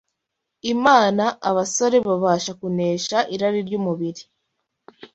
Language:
Kinyarwanda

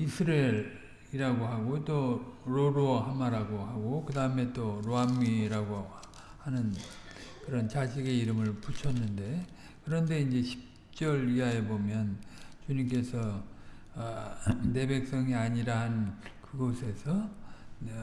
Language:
Korean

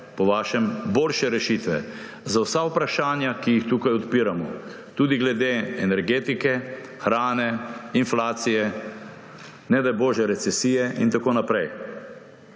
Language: Slovenian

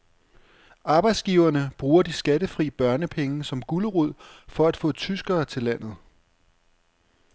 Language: Danish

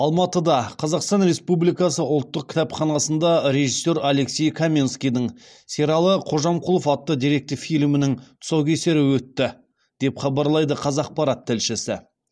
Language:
Kazakh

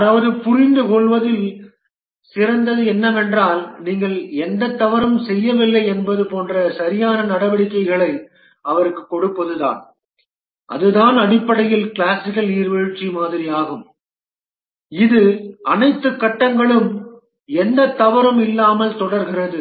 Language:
Tamil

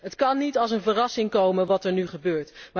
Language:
Dutch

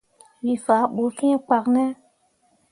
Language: Mundang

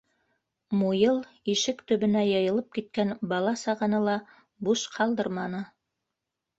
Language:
Bashkir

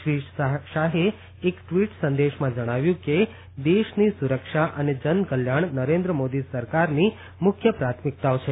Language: Gujarati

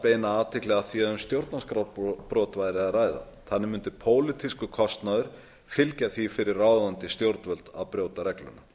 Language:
Icelandic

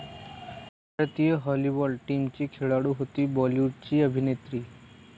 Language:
Marathi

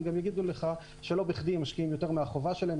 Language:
Hebrew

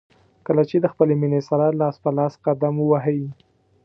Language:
Pashto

